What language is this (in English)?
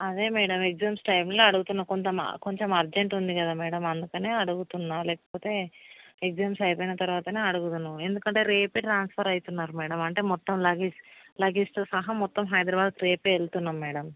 Telugu